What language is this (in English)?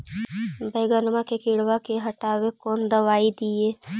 Magahi